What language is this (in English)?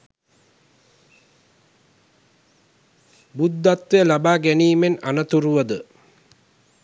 Sinhala